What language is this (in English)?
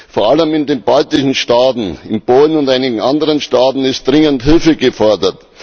German